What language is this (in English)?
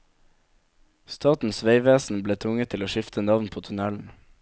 Norwegian